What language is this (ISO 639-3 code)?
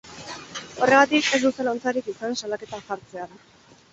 eus